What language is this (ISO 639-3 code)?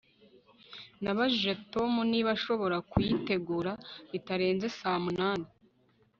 kin